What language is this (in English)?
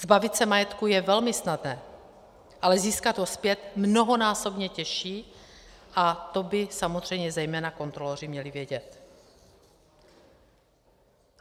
Czech